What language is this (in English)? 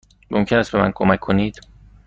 Persian